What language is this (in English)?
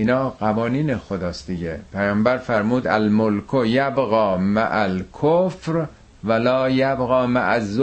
Persian